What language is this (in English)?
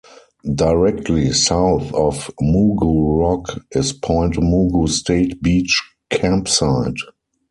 English